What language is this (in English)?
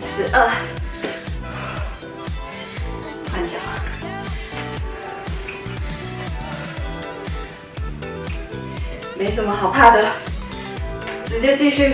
Chinese